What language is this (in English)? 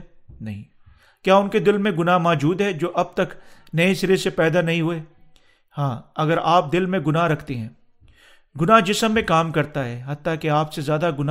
Urdu